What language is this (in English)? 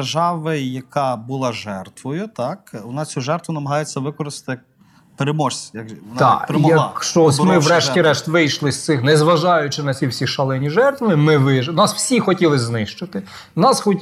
Ukrainian